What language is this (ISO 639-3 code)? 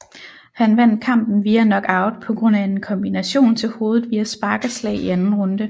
dan